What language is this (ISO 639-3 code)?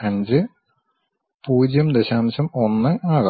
mal